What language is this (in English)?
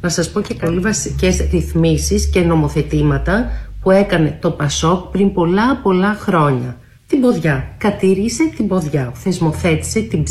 Greek